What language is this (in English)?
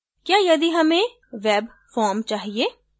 Hindi